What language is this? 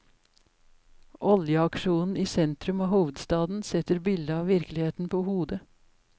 Norwegian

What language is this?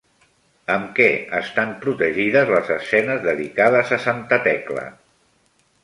Catalan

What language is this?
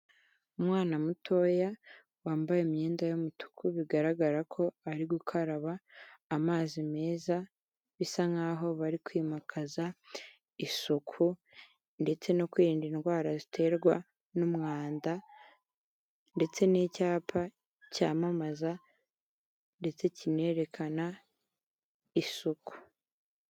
Kinyarwanda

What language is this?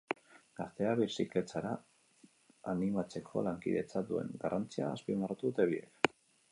Basque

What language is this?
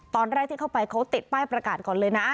Thai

